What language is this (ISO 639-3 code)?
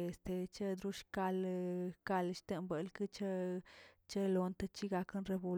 zts